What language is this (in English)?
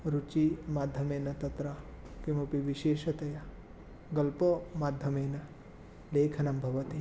Sanskrit